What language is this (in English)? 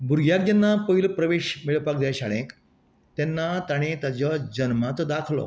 Konkani